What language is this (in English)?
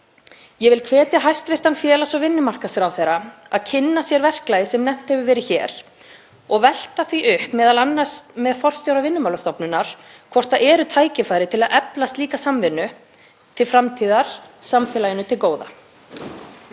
Icelandic